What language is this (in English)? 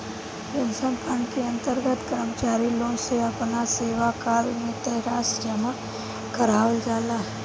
Bhojpuri